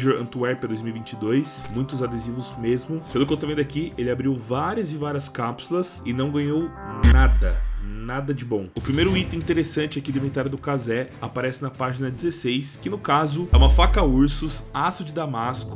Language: Portuguese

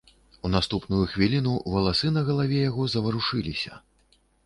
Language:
Belarusian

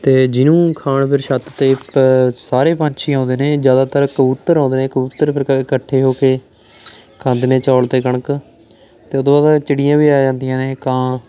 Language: Punjabi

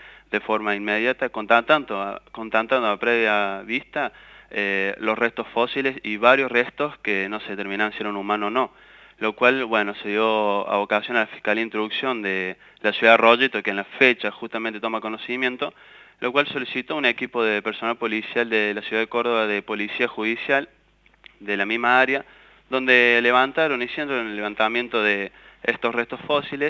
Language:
Spanish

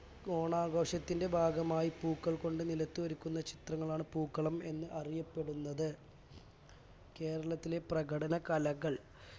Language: Malayalam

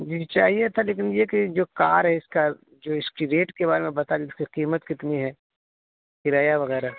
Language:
Urdu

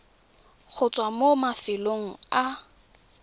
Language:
Tswana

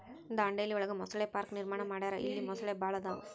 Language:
Kannada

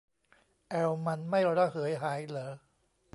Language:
Thai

